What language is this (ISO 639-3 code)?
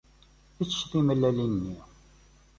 kab